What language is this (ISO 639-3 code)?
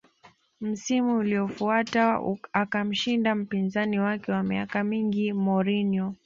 swa